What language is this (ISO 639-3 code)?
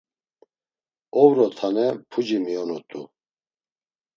lzz